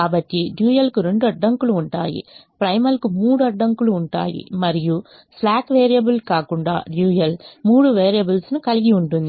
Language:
Telugu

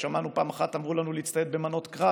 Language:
Hebrew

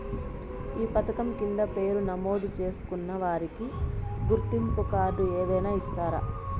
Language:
Telugu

